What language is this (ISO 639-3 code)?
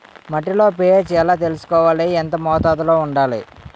tel